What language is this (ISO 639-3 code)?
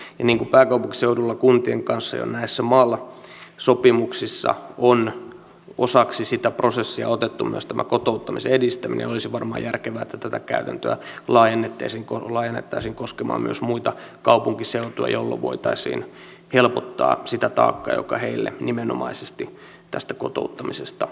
fin